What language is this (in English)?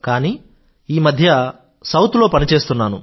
Telugu